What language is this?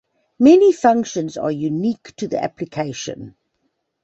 English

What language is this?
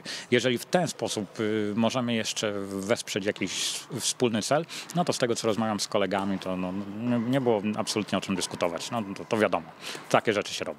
Polish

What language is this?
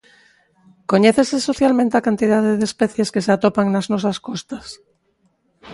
Galician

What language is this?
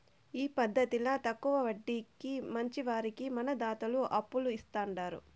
Telugu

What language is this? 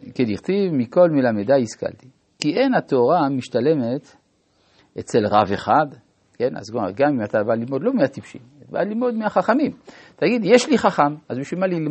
Hebrew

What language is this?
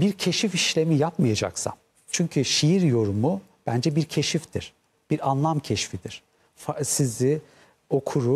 Turkish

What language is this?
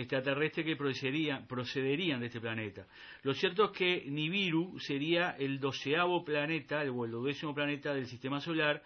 Spanish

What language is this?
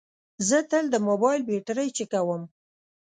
Pashto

